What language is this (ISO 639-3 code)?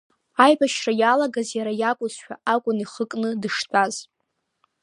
abk